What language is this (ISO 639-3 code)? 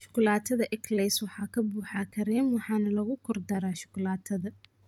som